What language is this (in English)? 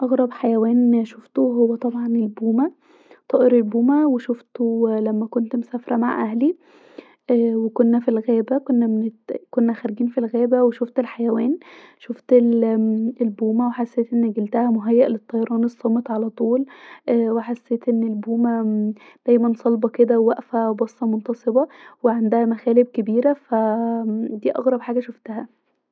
Egyptian Arabic